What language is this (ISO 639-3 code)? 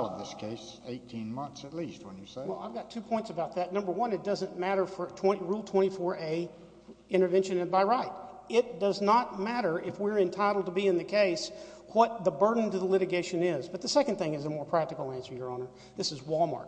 eng